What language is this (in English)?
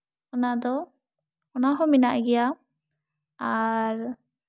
Santali